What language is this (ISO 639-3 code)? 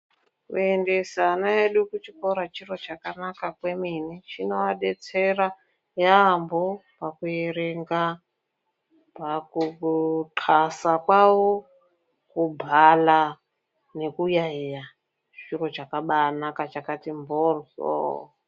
ndc